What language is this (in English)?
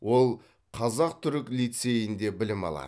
Kazakh